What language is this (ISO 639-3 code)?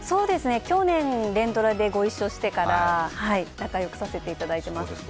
jpn